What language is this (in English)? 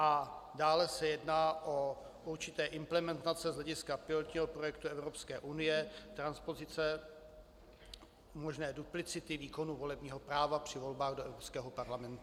Czech